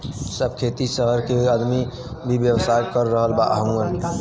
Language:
Bhojpuri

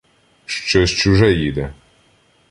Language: Ukrainian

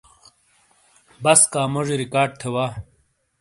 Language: Shina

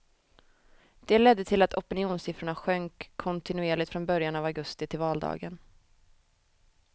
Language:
Swedish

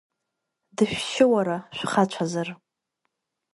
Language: Abkhazian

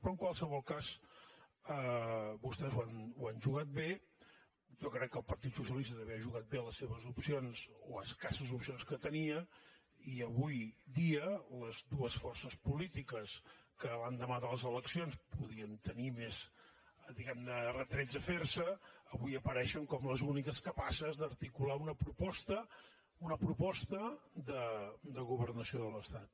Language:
Catalan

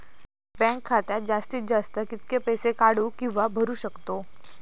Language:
Marathi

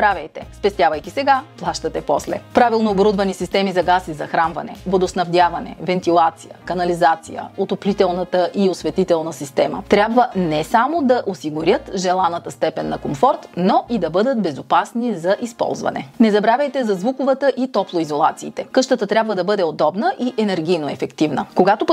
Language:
Bulgarian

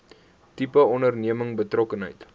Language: Afrikaans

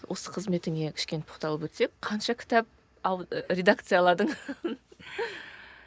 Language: Kazakh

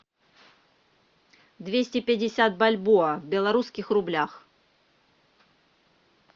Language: Russian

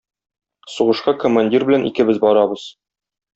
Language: Tatar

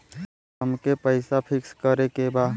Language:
Bhojpuri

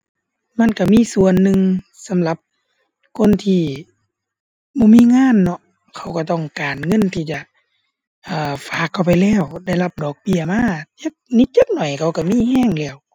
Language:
Thai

